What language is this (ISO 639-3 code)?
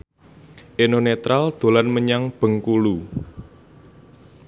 jav